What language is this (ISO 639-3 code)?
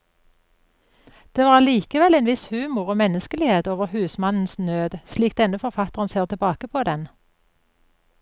nor